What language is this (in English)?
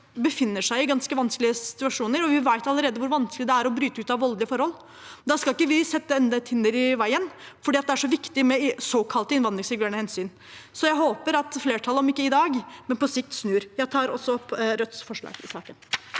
Norwegian